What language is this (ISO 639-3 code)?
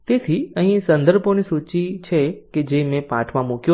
guj